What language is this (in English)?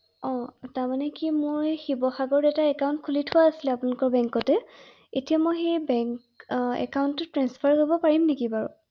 Assamese